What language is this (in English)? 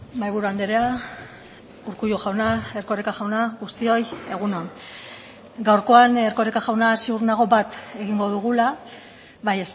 Basque